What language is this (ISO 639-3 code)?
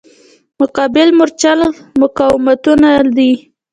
pus